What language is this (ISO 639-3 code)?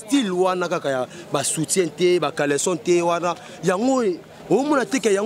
fra